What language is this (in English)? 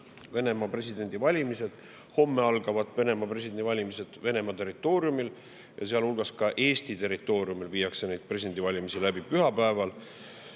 Estonian